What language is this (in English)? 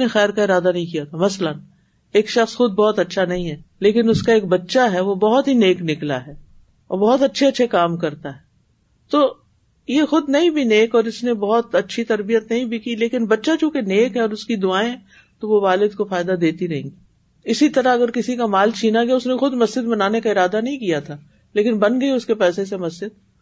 Urdu